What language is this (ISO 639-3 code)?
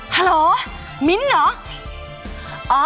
tha